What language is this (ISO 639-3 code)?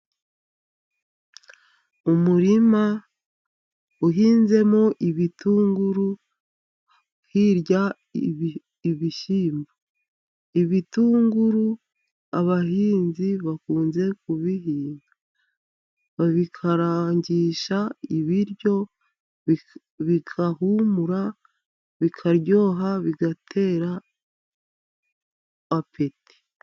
kin